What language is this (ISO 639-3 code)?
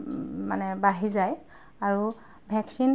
asm